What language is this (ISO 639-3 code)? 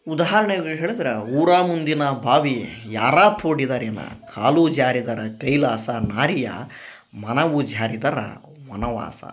kan